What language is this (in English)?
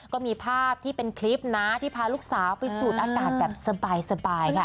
Thai